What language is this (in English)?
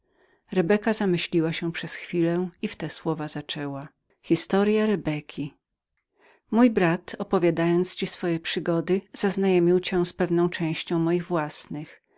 Polish